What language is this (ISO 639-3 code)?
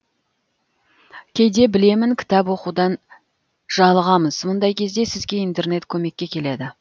kaz